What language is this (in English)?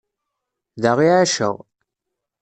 Kabyle